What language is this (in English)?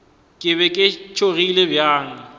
Northern Sotho